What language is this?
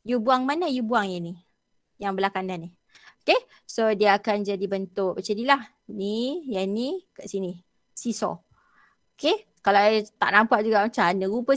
Malay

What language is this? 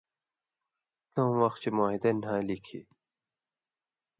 Indus Kohistani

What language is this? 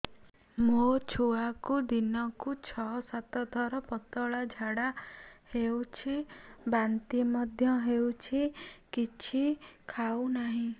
Odia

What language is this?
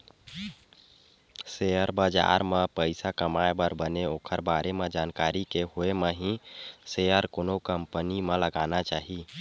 Chhattisgarhi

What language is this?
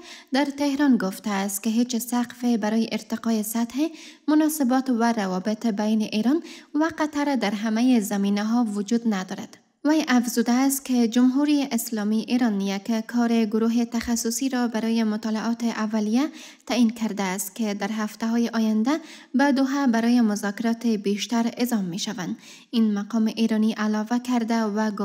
Persian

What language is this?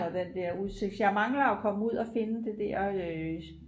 Danish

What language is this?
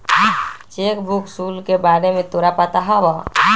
Magahi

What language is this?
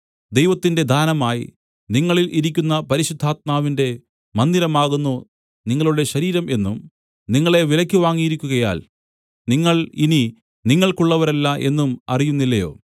Malayalam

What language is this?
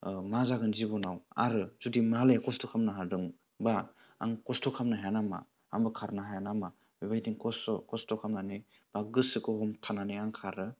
Bodo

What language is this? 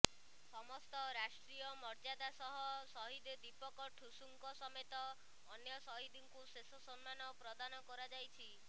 Odia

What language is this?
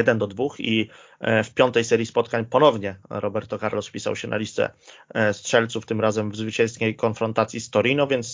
Polish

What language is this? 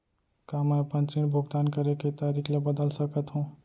Chhattisgarhi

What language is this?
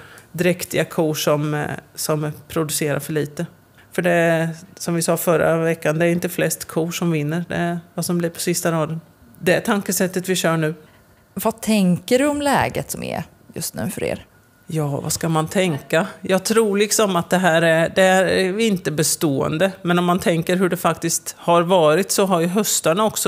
Swedish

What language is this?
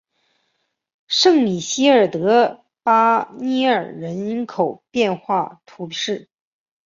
Chinese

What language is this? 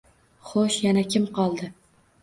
Uzbek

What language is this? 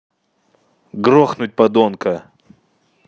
Russian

